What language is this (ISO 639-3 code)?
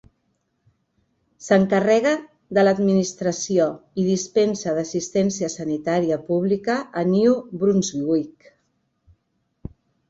cat